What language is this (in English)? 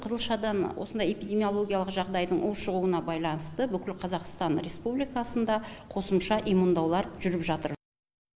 Kazakh